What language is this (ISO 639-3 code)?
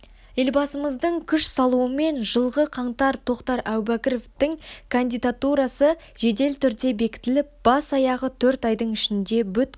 kaz